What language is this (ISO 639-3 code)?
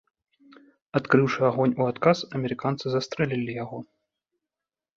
bel